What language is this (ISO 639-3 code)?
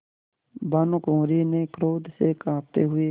hin